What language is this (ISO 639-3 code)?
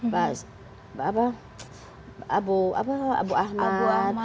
ind